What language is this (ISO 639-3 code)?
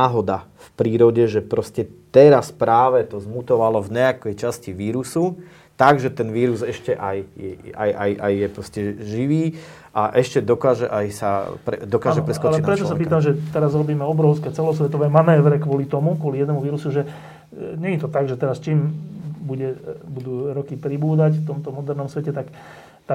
slk